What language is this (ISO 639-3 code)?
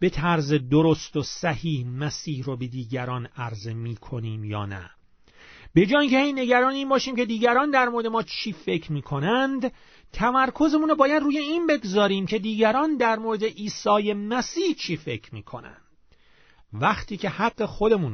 fas